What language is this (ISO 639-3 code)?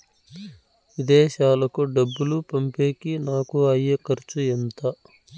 tel